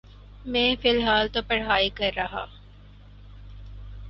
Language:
Urdu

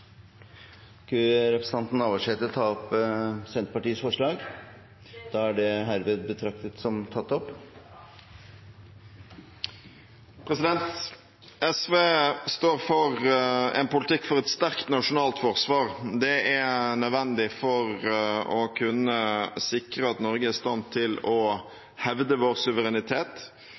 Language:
Norwegian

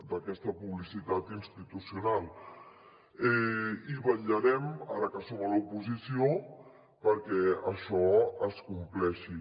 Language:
Catalan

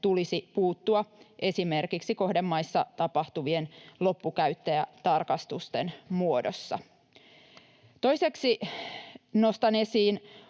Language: Finnish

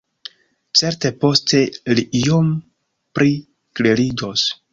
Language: Esperanto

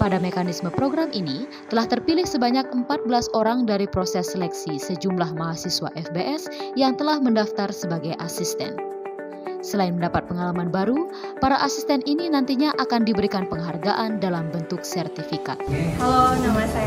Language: Indonesian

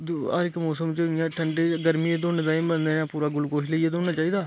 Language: Dogri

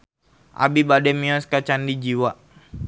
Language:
Sundanese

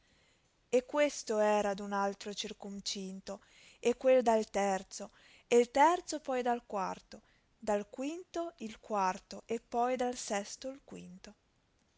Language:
Italian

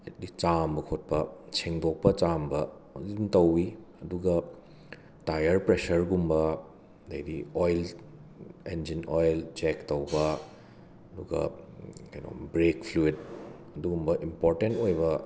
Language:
Manipuri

